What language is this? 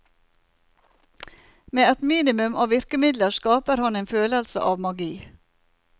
Norwegian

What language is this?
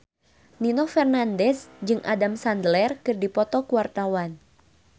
Sundanese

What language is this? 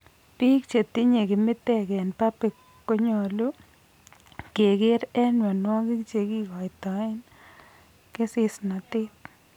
Kalenjin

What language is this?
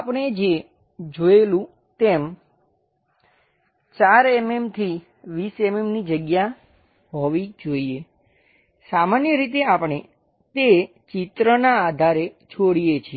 Gujarati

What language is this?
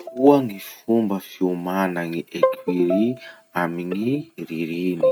Masikoro Malagasy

